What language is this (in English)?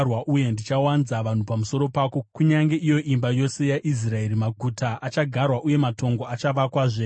Shona